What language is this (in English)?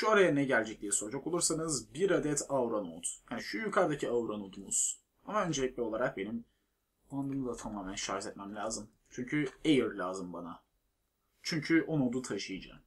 Turkish